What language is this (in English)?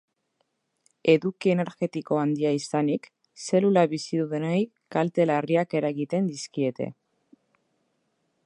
Basque